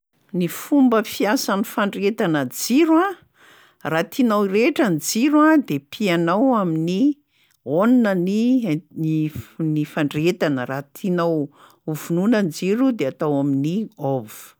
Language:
Malagasy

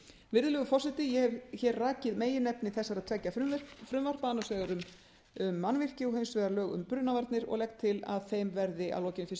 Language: Icelandic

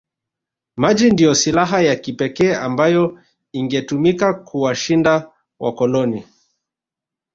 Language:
Swahili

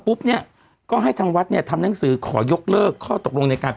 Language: Thai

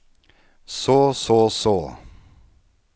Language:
Norwegian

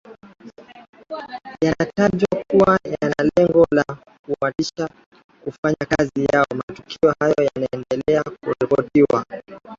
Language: Swahili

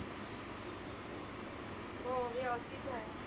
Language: Marathi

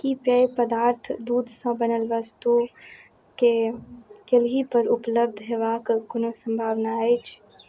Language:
Maithili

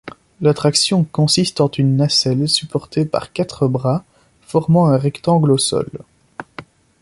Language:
French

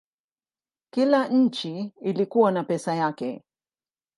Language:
Swahili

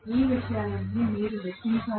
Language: Telugu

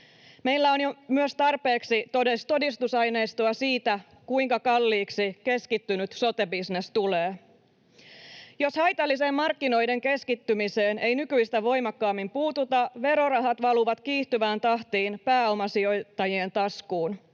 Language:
Finnish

